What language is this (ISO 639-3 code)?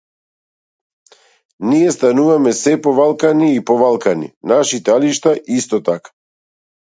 mkd